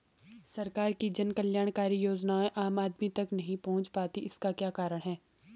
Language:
Hindi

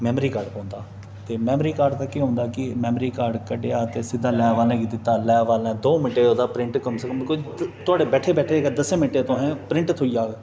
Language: Dogri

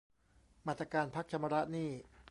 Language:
Thai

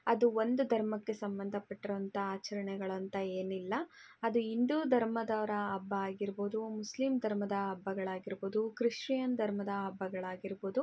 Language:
Kannada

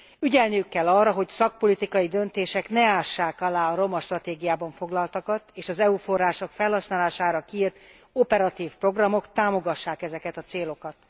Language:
Hungarian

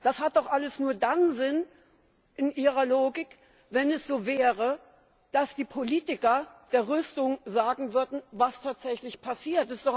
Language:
German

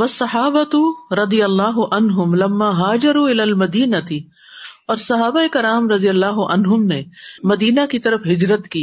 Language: Urdu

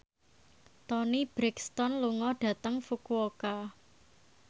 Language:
Javanese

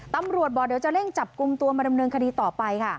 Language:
Thai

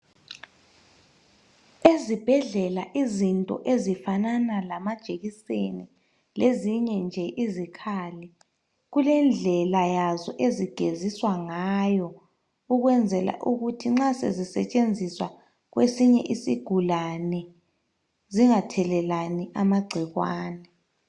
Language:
North Ndebele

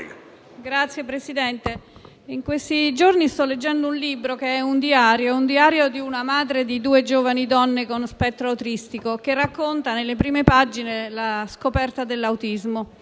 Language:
Italian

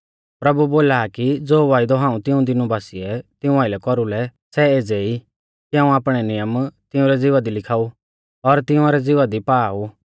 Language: Mahasu Pahari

